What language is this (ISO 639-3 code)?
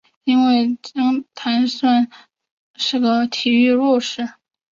zho